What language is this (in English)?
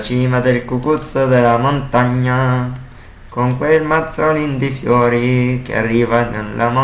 Italian